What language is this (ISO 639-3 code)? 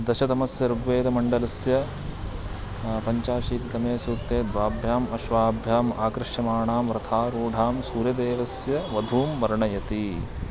san